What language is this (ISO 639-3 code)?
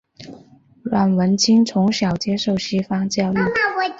zho